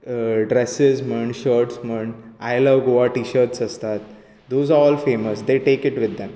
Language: Konkani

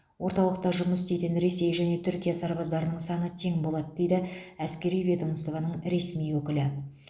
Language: Kazakh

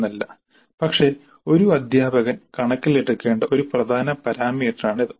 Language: Malayalam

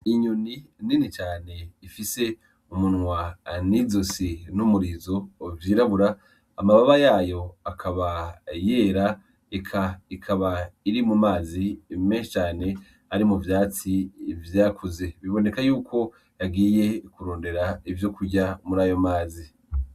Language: Rundi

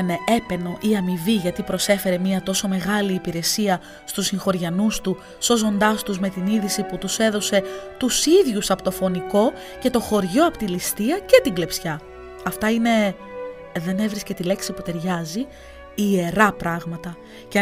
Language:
Greek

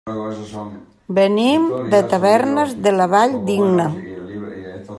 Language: Catalan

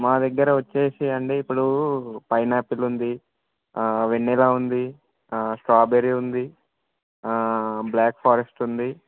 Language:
Telugu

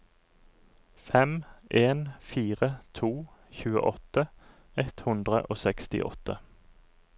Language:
Norwegian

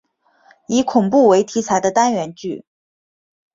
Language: Chinese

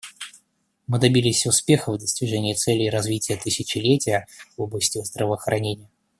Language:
Russian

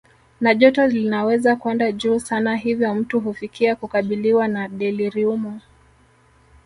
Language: Swahili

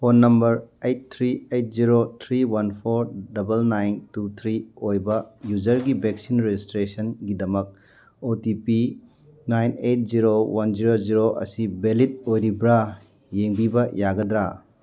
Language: Manipuri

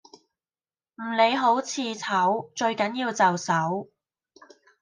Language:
Cantonese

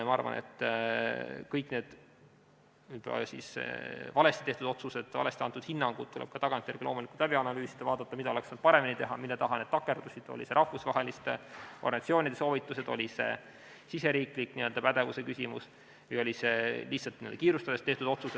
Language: Estonian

